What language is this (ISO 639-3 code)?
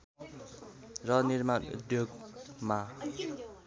nep